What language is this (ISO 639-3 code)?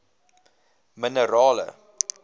afr